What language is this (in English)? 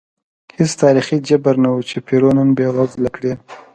Pashto